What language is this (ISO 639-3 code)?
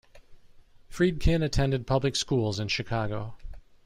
eng